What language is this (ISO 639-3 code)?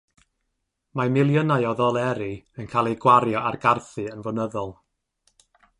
cym